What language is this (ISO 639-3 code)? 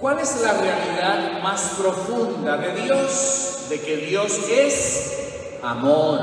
spa